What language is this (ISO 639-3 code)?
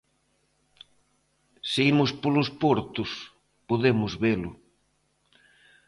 glg